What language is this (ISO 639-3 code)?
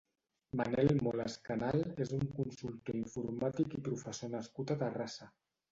cat